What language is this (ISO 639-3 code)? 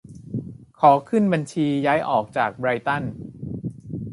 tha